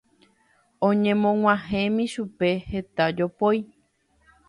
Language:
Guarani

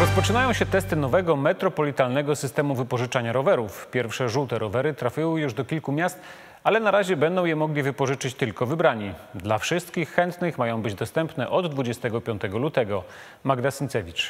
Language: Polish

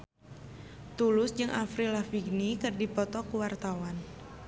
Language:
Sundanese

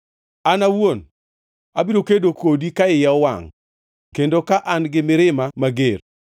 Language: Luo (Kenya and Tanzania)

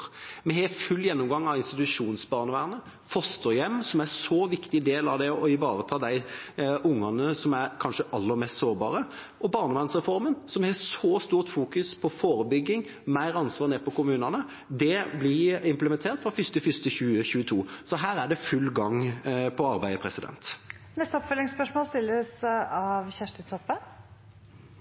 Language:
Norwegian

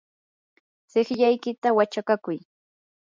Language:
Yanahuanca Pasco Quechua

